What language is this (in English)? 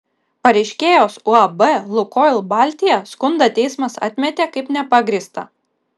Lithuanian